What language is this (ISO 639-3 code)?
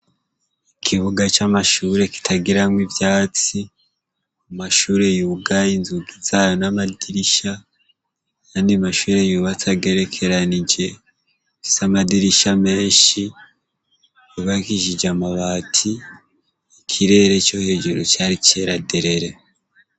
run